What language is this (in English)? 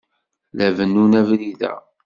Kabyle